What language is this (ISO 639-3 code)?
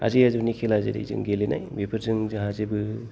brx